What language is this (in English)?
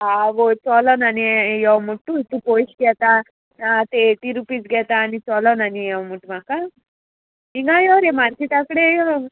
Konkani